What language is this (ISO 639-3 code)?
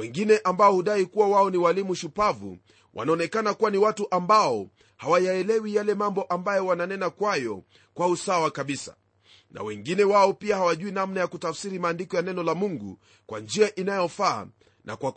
swa